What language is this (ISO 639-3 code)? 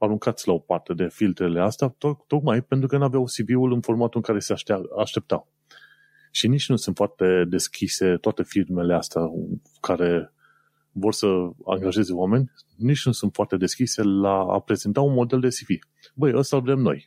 ron